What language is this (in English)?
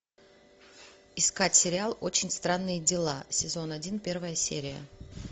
Russian